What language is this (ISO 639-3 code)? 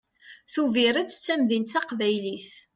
kab